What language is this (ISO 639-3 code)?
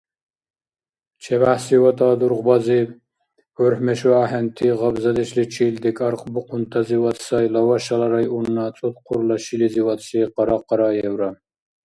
dar